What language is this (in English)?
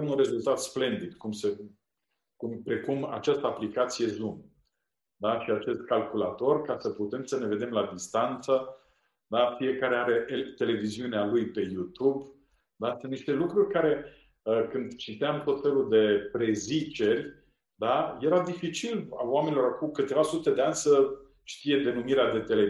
Romanian